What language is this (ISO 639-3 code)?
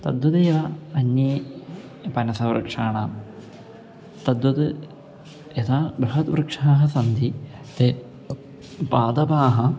san